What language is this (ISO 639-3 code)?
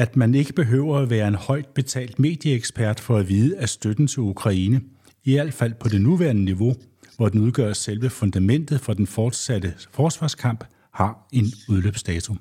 dan